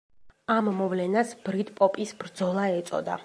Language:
Georgian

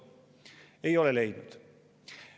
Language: Estonian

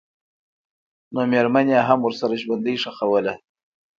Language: Pashto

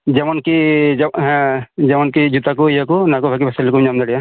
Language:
Santali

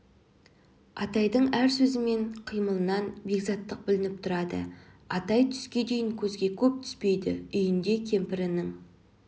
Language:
Kazakh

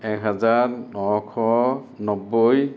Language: Assamese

